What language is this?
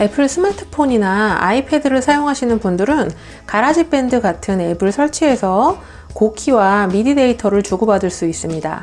Korean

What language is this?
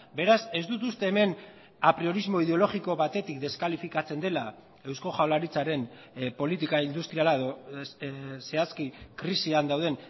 Basque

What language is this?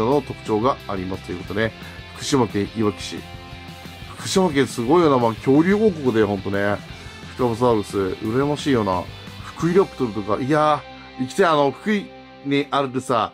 Japanese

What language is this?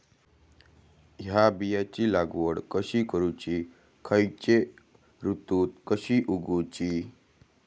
Marathi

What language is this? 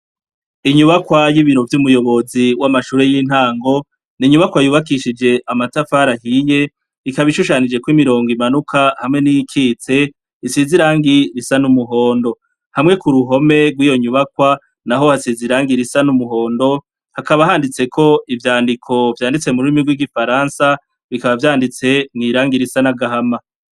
Rundi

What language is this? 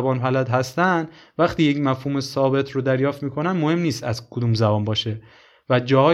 Persian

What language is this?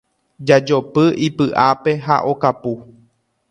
Guarani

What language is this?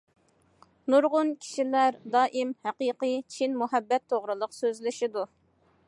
Uyghur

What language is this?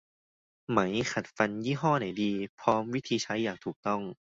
Thai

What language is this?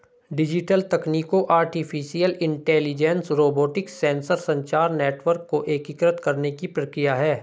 Hindi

